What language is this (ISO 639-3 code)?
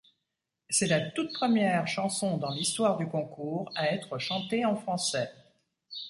fra